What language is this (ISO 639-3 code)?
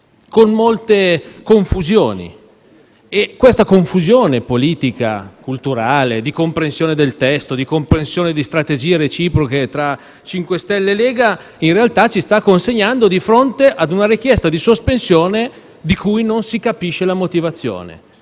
ita